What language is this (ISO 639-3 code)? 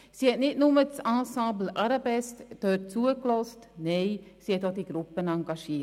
gsw